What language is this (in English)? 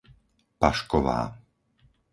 Slovak